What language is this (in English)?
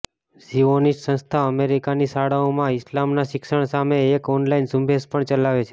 Gujarati